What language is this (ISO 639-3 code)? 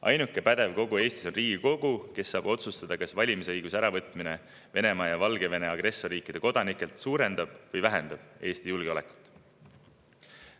est